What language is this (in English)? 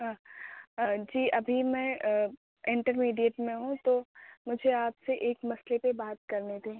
Urdu